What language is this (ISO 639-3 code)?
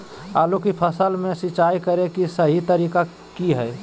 mag